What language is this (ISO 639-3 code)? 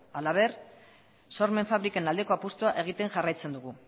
eus